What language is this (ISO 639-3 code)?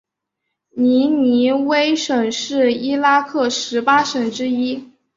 zho